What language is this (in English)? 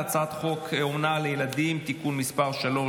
Hebrew